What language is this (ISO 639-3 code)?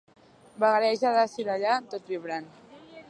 cat